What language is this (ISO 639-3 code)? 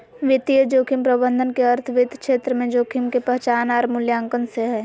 mag